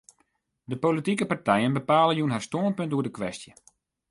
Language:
Western Frisian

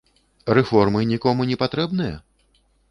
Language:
Belarusian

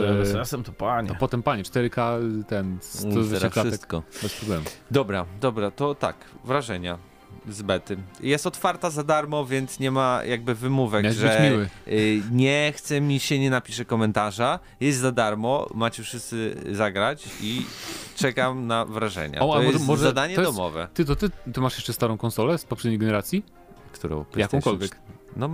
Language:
Polish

